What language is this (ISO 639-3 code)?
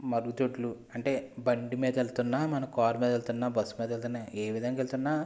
tel